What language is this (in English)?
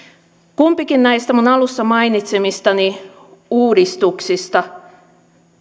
Finnish